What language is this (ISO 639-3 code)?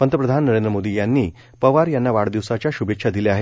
mar